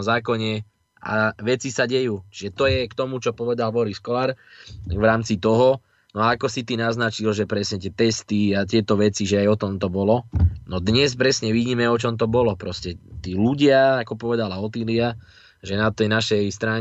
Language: Slovak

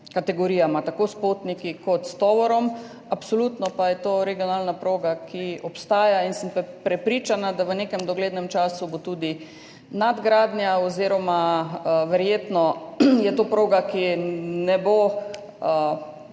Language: Slovenian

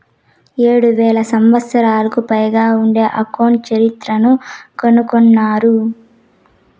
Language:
Telugu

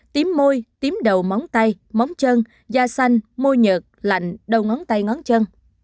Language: Vietnamese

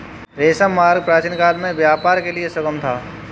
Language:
Hindi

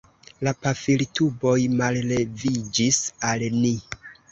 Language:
Esperanto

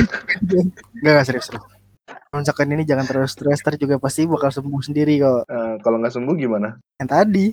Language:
Indonesian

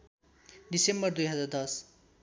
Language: Nepali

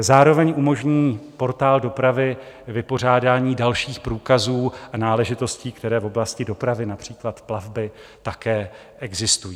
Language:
Czech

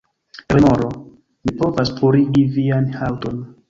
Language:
Esperanto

